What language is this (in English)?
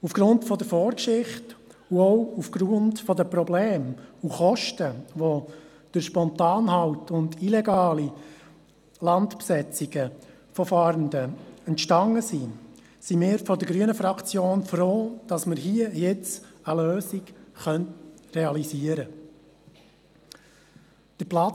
Swiss German